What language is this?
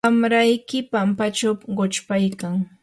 Yanahuanca Pasco Quechua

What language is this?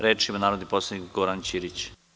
Serbian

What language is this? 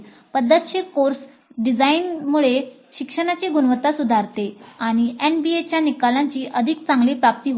Marathi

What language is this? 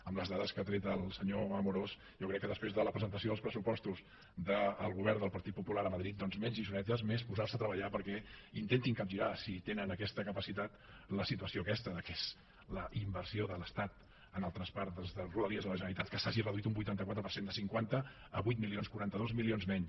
Catalan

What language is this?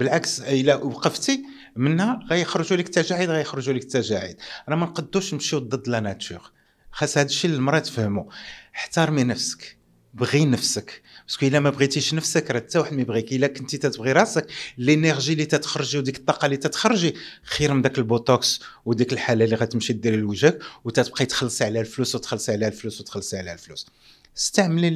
Arabic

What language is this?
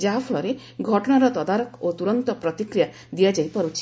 Odia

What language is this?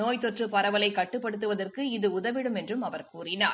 Tamil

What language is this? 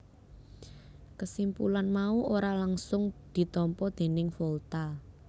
Javanese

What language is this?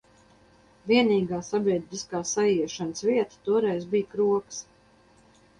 Latvian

